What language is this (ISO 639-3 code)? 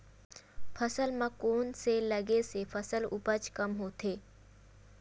hne